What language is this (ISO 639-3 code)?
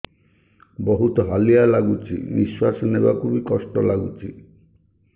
ori